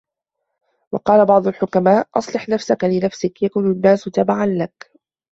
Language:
Arabic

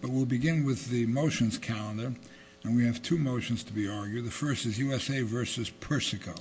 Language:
English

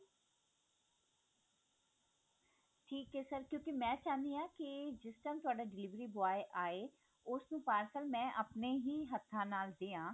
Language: Punjabi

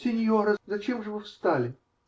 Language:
Russian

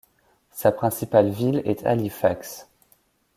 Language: French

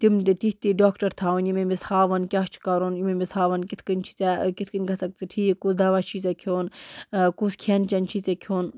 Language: Kashmiri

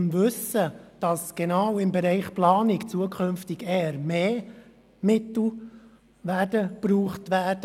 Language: Swiss German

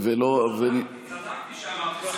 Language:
Hebrew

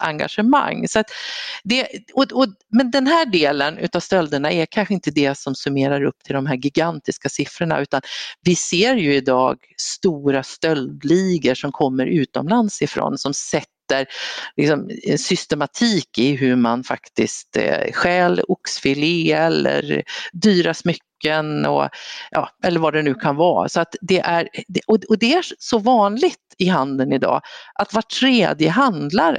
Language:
Swedish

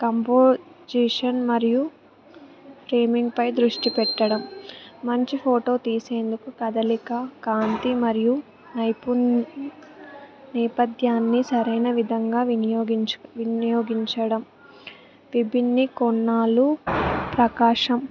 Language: Telugu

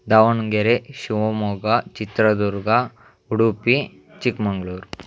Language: Kannada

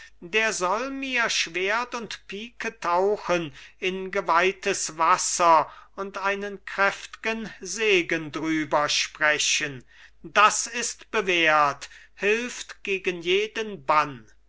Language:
German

